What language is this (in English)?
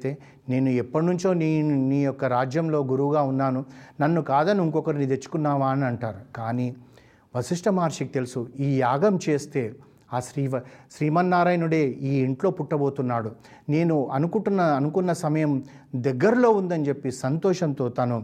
Telugu